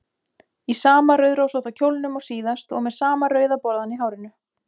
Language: Icelandic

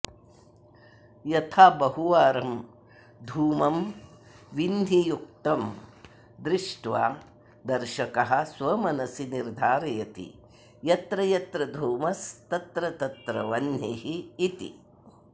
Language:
Sanskrit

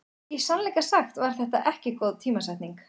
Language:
Icelandic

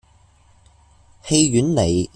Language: Cantonese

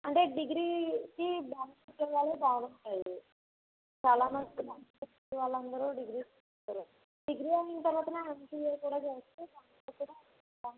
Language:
Telugu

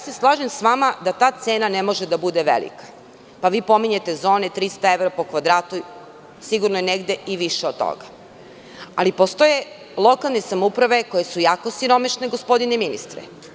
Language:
Serbian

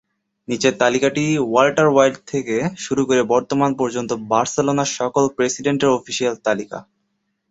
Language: Bangla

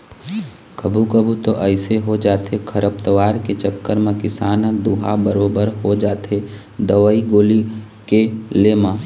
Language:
Chhattisgarhi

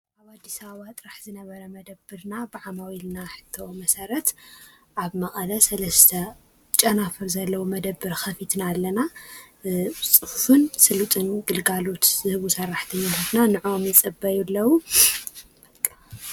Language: Tigrinya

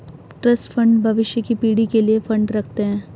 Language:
Hindi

